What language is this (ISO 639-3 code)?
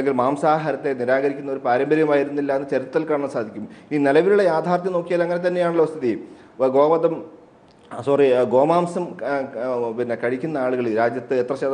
ara